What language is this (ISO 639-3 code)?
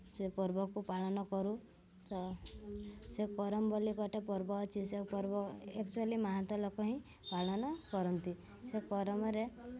ori